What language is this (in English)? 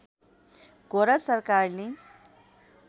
Nepali